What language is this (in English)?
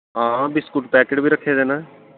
Dogri